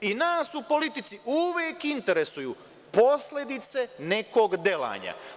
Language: Serbian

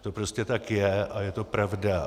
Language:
Czech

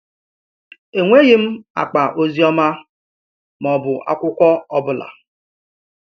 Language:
Igbo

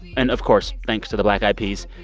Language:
English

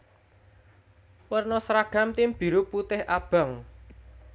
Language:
Javanese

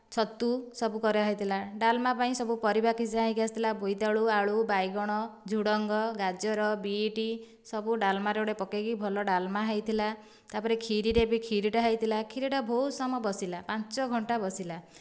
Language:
Odia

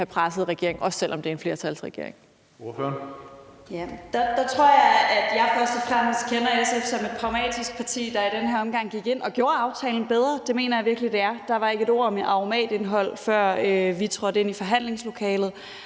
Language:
Danish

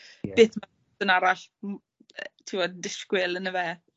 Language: Welsh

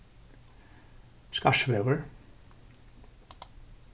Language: Faroese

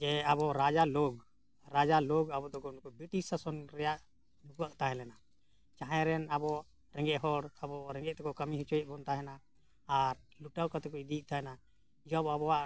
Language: Santali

